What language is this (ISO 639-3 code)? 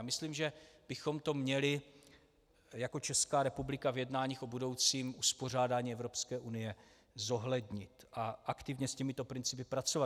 ces